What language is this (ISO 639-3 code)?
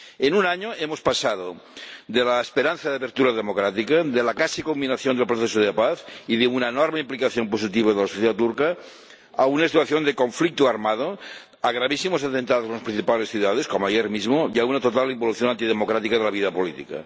spa